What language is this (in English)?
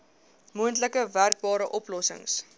Afrikaans